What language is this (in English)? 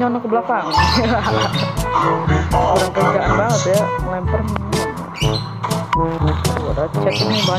Indonesian